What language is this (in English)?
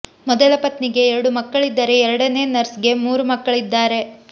Kannada